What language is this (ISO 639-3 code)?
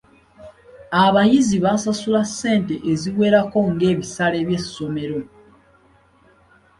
lug